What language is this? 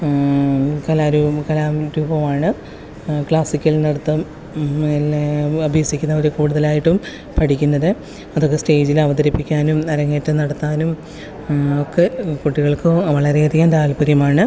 Malayalam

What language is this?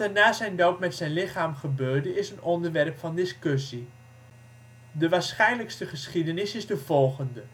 Dutch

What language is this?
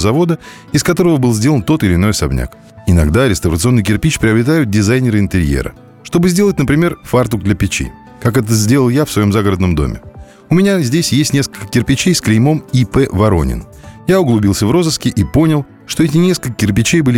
Russian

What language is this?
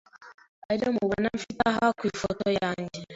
Kinyarwanda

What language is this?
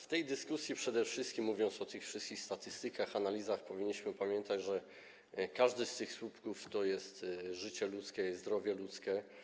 Polish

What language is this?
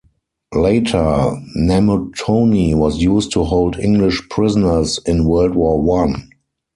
English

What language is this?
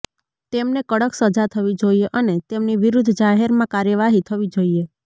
Gujarati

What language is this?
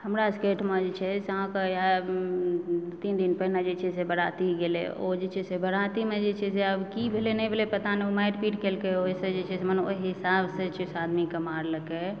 Maithili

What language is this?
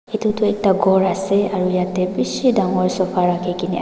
Naga Pidgin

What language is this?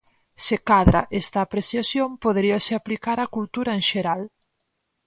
Galician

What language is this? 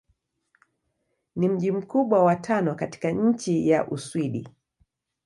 Swahili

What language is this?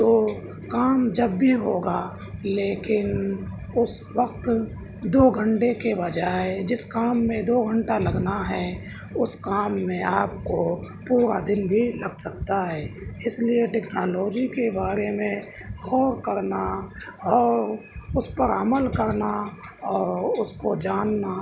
Urdu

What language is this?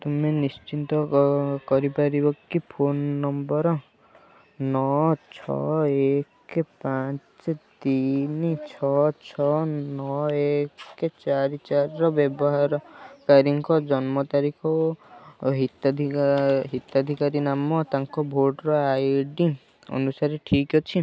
Odia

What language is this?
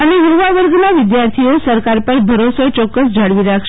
Gujarati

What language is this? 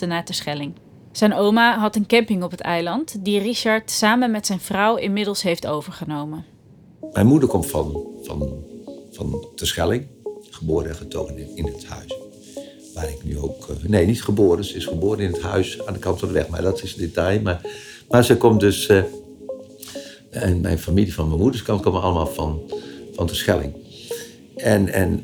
Dutch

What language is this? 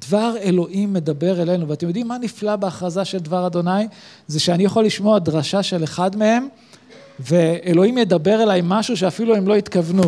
Hebrew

